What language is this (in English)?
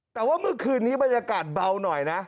Thai